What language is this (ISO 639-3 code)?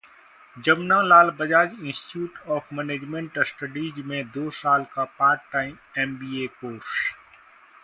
hin